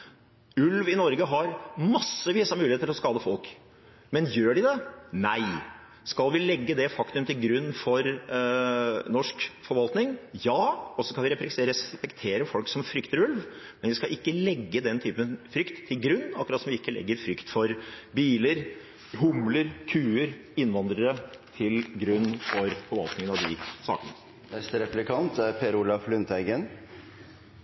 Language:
Norwegian Bokmål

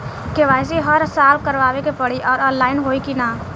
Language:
Bhojpuri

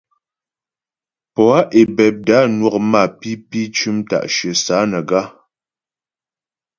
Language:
Ghomala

